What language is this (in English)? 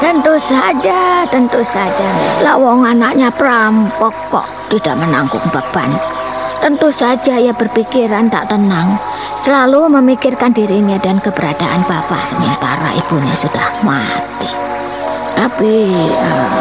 Indonesian